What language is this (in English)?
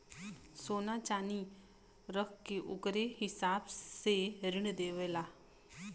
Bhojpuri